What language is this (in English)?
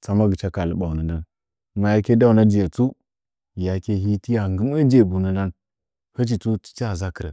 Nzanyi